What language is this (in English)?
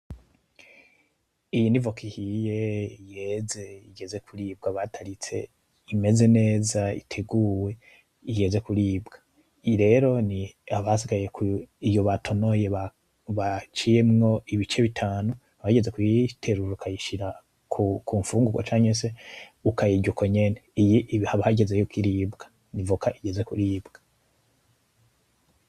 Rundi